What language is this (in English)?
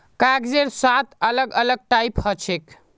Magahi